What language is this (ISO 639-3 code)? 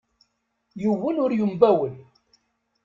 kab